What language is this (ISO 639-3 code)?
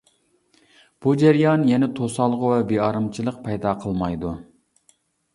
uig